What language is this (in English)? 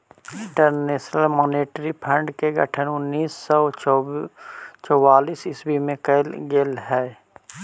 Magahi